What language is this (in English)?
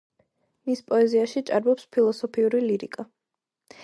Georgian